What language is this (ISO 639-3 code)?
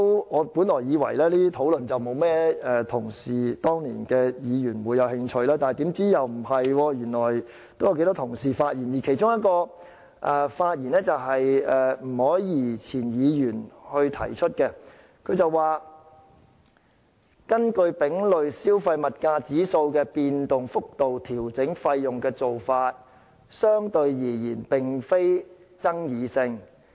yue